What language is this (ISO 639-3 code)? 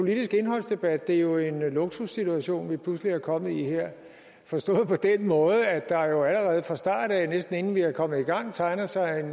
dan